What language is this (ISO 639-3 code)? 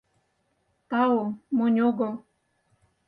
chm